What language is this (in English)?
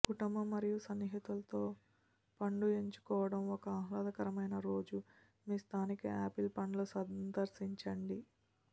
Telugu